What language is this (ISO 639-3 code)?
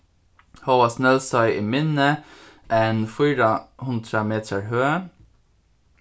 fao